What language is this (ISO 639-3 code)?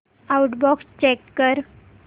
mar